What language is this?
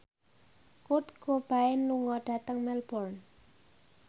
Javanese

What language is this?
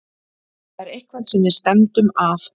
Icelandic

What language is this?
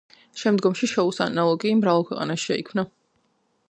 Georgian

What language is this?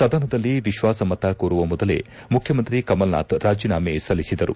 Kannada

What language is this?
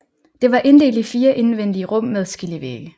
Danish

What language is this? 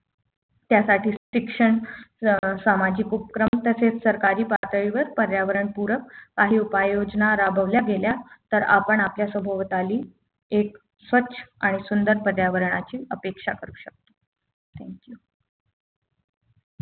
Marathi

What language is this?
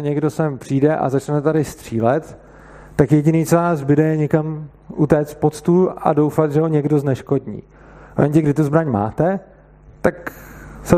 Czech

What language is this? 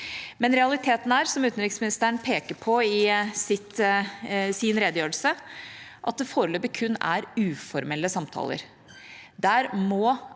Norwegian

